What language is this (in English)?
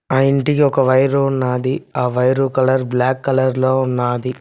Telugu